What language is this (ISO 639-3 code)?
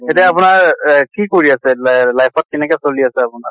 asm